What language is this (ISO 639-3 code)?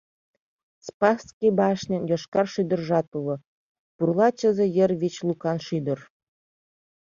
chm